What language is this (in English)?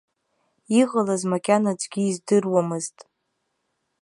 Abkhazian